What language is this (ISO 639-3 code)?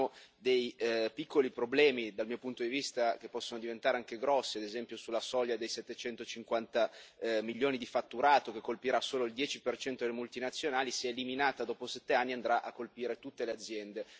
ita